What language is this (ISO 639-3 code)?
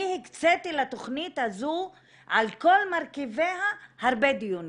heb